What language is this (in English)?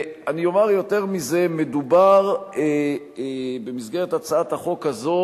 Hebrew